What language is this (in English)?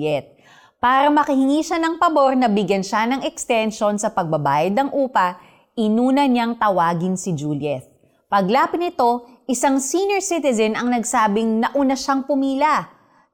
Filipino